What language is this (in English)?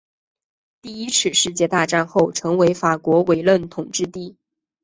Chinese